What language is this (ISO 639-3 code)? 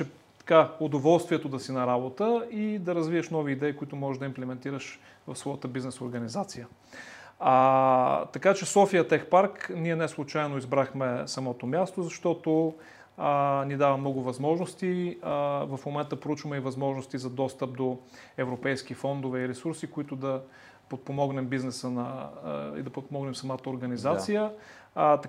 bul